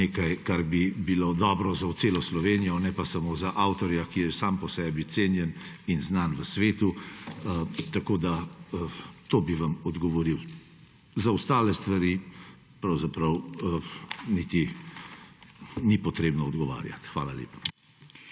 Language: Slovenian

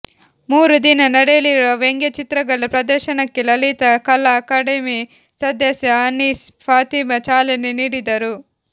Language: Kannada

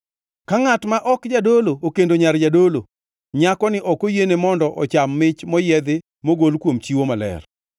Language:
Luo (Kenya and Tanzania)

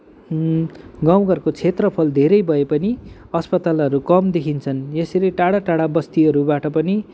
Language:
Nepali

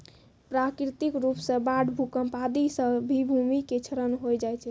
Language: Maithili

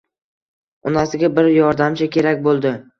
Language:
Uzbek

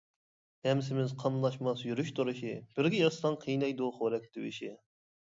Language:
Uyghur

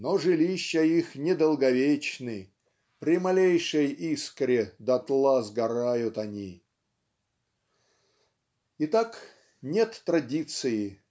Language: Russian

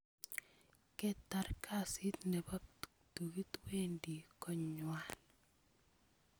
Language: Kalenjin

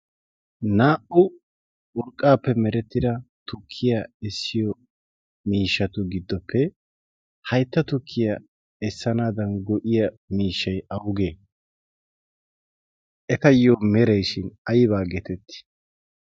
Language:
Wolaytta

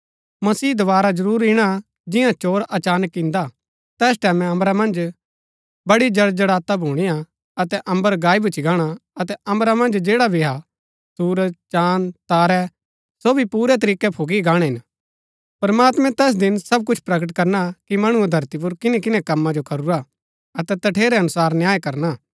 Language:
Gaddi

